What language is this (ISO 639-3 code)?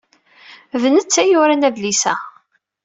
kab